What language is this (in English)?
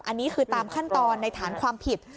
Thai